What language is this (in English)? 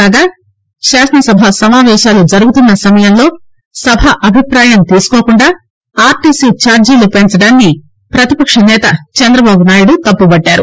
Telugu